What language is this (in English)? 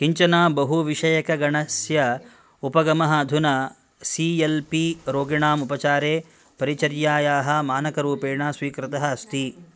Sanskrit